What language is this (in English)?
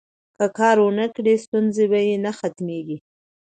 Pashto